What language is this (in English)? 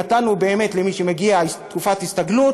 Hebrew